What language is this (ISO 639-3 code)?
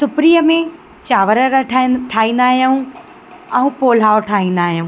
snd